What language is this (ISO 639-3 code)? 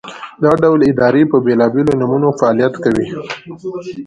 pus